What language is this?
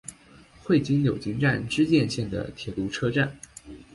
Chinese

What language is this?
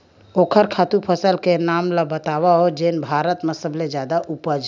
Chhattisgarhi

